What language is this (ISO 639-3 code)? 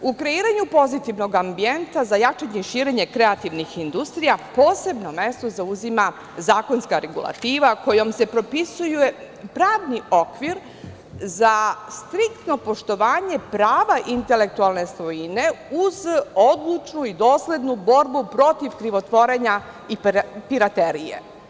srp